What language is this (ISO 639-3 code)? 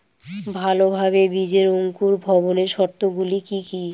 ben